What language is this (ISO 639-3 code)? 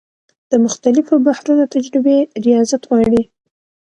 pus